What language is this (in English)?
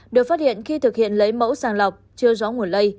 Vietnamese